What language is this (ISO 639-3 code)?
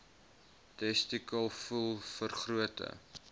afr